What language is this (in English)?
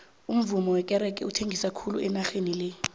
South Ndebele